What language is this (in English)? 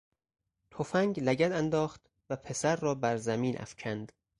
Persian